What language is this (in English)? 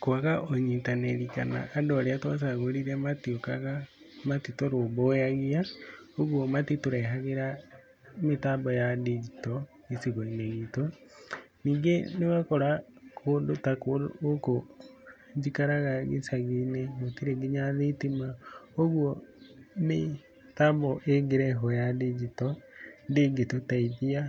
Kikuyu